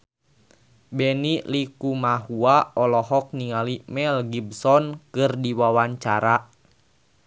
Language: Sundanese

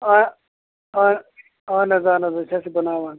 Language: Kashmiri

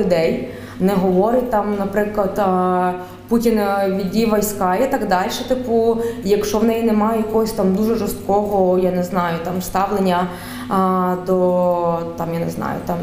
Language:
Ukrainian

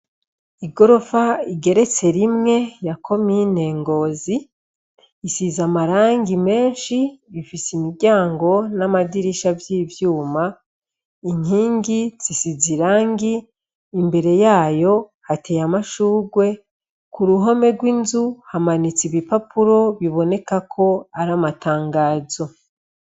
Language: Rundi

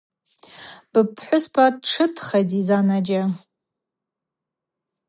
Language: Abaza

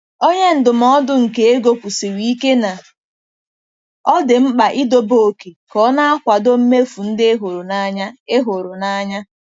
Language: Igbo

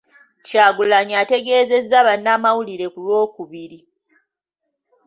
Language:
Ganda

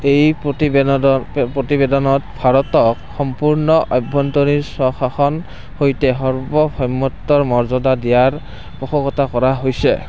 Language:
Assamese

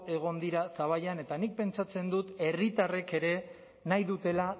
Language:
Basque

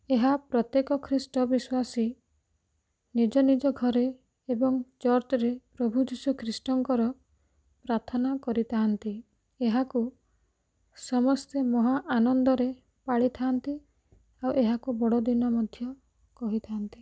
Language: Odia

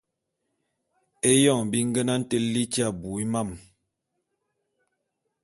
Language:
Bulu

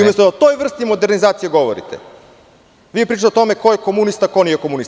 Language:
Serbian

